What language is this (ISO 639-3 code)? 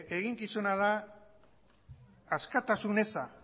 eus